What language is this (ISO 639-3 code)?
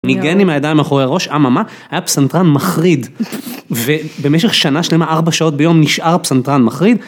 heb